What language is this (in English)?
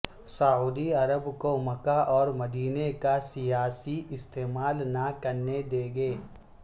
Urdu